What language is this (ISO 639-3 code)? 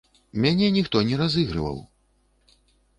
bel